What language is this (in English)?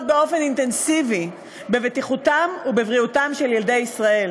Hebrew